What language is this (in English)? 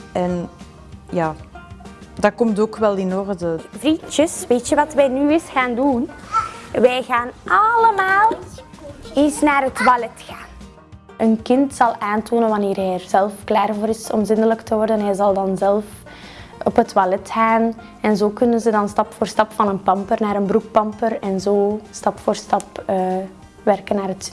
Dutch